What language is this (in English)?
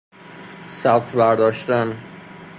Persian